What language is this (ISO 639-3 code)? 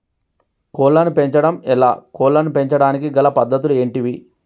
tel